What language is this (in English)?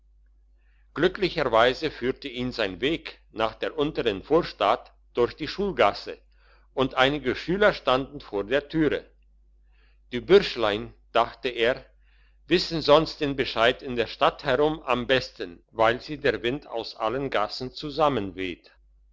German